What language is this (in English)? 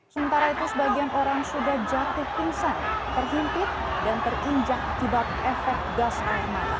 Indonesian